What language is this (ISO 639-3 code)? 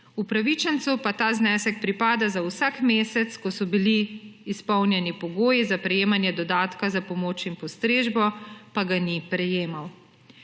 slv